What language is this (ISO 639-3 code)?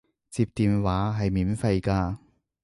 yue